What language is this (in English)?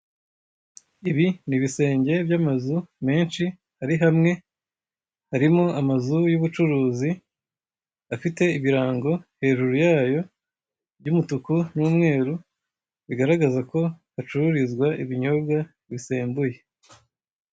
Kinyarwanda